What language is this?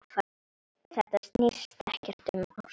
Icelandic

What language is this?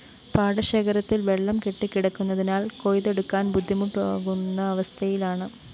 Malayalam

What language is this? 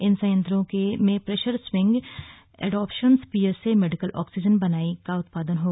Hindi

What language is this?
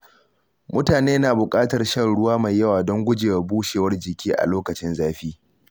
Hausa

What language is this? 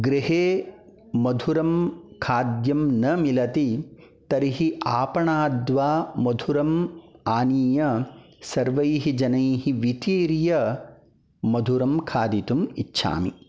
Sanskrit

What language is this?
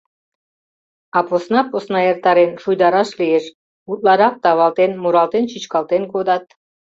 Mari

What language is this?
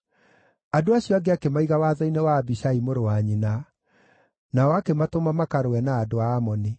Kikuyu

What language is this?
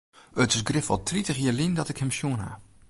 Western Frisian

